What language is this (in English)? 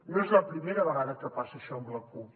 Catalan